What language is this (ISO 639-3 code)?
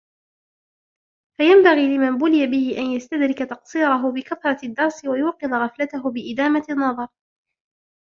ara